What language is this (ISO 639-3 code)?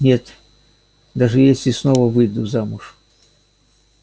rus